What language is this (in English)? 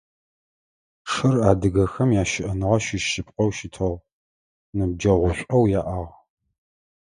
Adyghe